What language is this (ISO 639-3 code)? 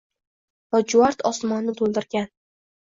uzb